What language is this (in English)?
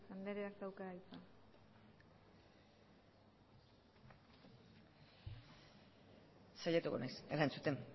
Basque